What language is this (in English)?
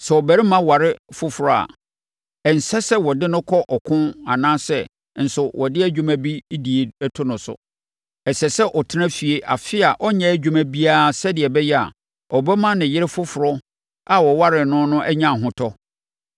Akan